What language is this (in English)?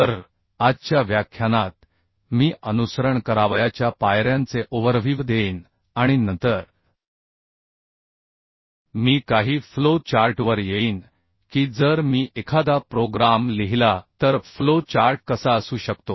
Marathi